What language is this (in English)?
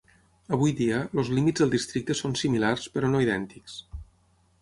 Catalan